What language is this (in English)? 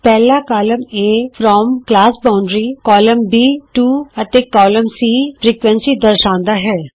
Punjabi